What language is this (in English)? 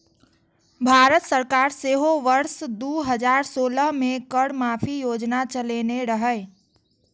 Maithili